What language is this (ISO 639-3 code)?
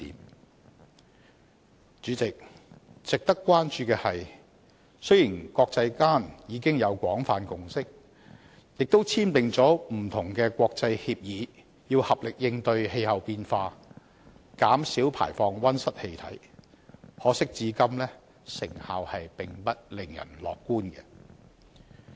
yue